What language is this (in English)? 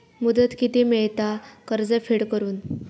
Marathi